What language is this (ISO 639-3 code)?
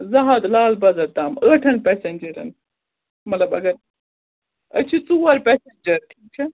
kas